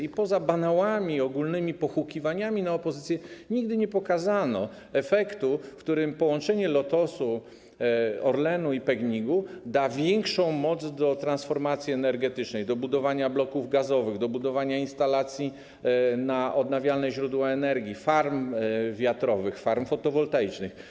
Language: Polish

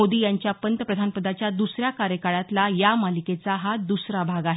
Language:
Marathi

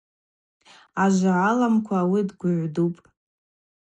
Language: Abaza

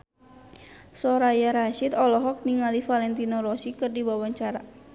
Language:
Sundanese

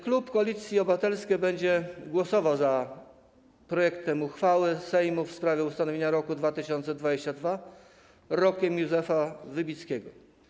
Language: Polish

